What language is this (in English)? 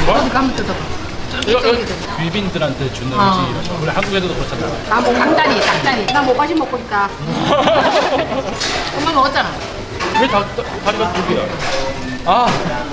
Korean